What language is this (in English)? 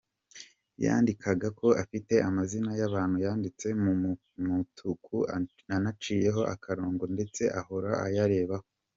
Kinyarwanda